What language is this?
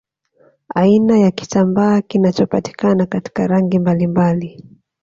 Swahili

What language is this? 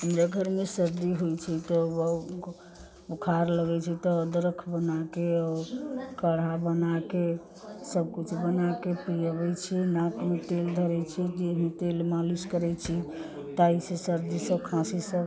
Maithili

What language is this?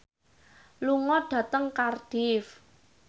Javanese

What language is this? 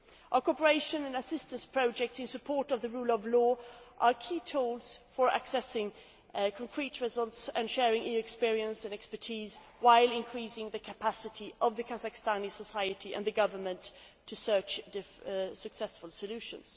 English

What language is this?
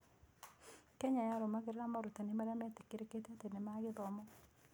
Kikuyu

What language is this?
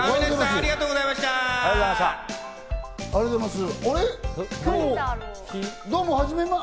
Japanese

